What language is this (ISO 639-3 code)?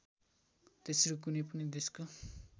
nep